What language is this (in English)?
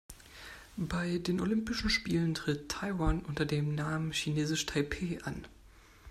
German